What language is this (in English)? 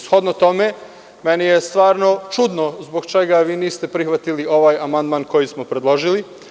Serbian